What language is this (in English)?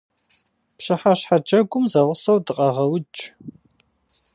Kabardian